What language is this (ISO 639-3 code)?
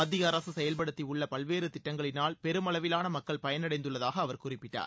tam